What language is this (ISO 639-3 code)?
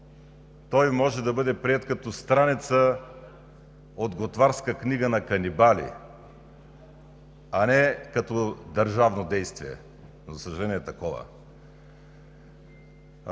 bul